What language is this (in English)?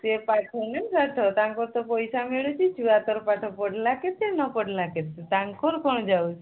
Odia